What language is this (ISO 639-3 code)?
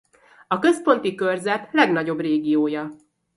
hun